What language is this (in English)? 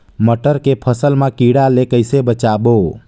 Chhattisgarhi